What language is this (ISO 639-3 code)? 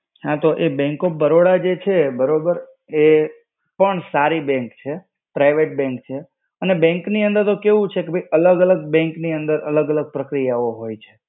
guj